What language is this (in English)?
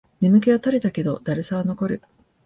Japanese